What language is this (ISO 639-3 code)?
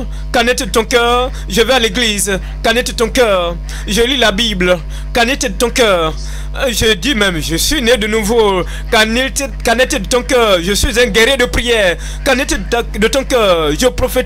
fra